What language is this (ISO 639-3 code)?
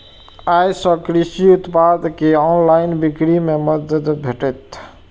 mai